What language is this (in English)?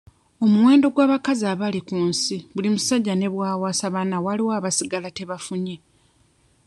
Ganda